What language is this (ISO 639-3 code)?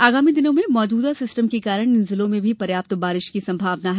hin